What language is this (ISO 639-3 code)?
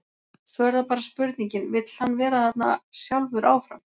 isl